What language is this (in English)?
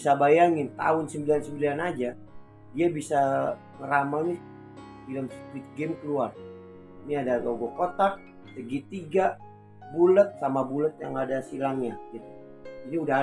Indonesian